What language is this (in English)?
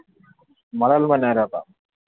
Urdu